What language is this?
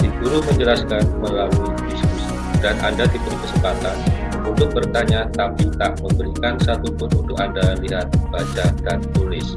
Indonesian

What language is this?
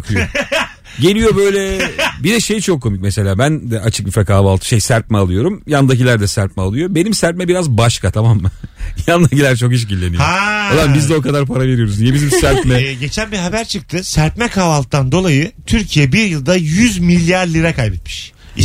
Turkish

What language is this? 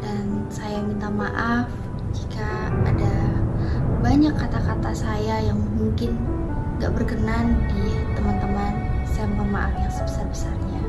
Indonesian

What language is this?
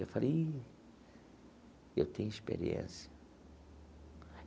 Portuguese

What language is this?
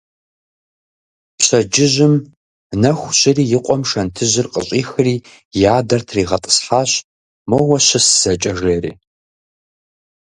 Kabardian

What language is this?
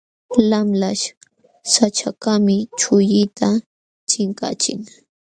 Jauja Wanca Quechua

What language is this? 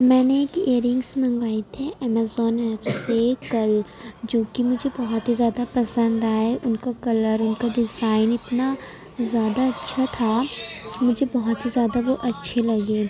Urdu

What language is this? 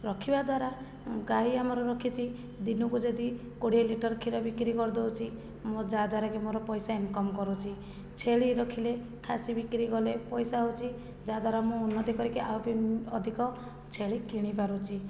Odia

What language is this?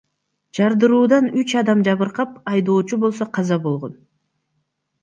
Kyrgyz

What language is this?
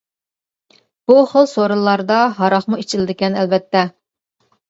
Uyghur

